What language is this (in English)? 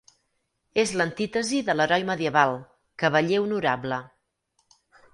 Catalan